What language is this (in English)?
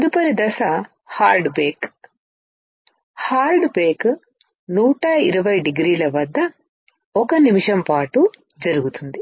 Telugu